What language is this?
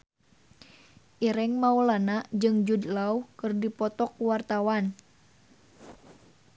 Sundanese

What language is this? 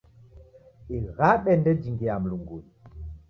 Taita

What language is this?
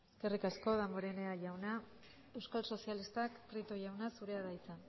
Basque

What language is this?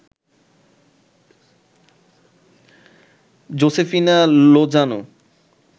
Bangla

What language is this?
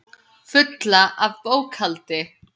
Icelandic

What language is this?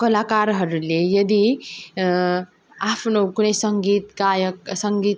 Nepali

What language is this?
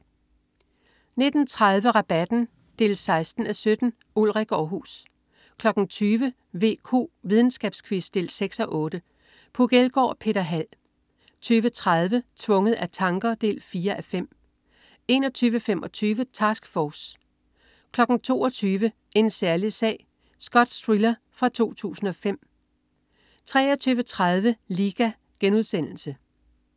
Danish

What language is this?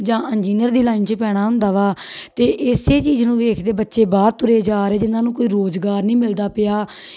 Punjabi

